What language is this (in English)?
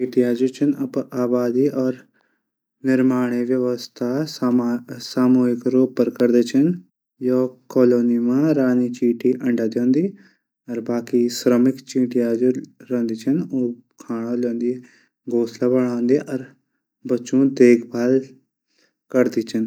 Garhwali